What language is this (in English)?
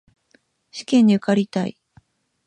Japanese